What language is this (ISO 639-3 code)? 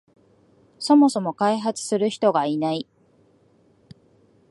jpn